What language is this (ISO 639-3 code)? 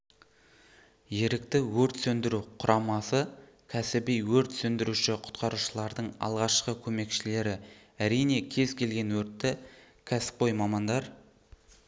kaz